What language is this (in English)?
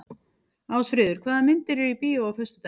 Icelandic